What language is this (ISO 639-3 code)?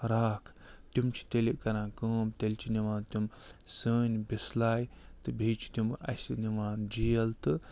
kas